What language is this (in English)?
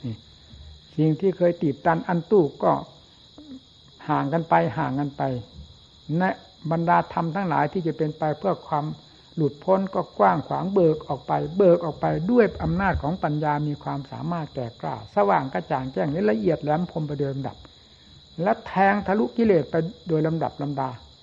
Thai